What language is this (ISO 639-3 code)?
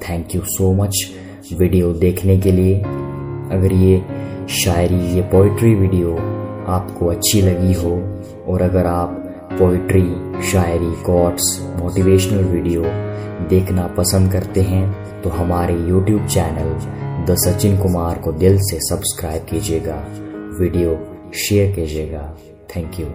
hin